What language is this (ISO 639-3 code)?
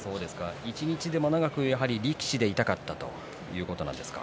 jpn